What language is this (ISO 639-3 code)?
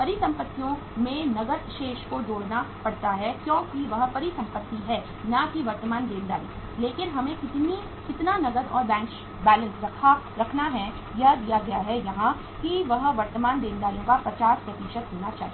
hin